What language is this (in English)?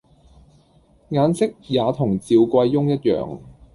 Cantonese